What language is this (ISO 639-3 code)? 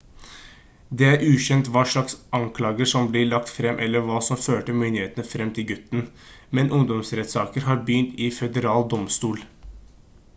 nob